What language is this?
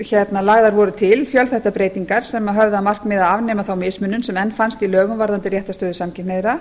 Icelandic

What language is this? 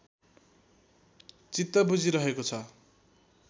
Nepali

